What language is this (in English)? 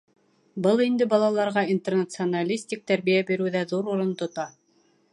Bashkir